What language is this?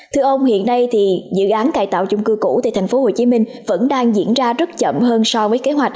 Vietnamese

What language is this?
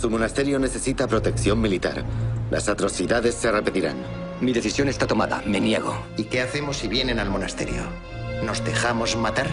Spanish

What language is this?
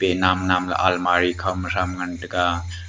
Wancho Naga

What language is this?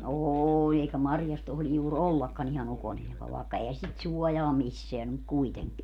Finnish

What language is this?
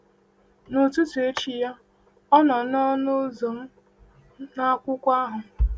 Igbo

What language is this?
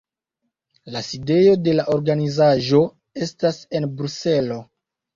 Esperanto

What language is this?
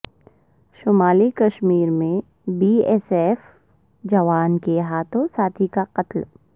Urdu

